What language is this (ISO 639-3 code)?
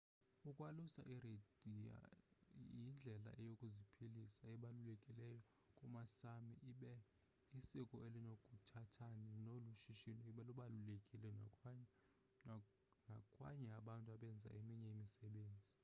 xho